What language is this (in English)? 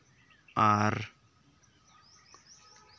Santali